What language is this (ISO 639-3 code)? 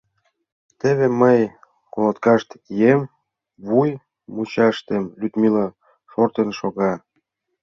chm